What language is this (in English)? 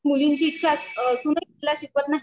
Marathi